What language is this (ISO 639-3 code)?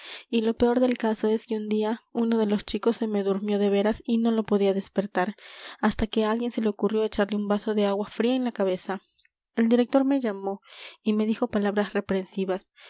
spa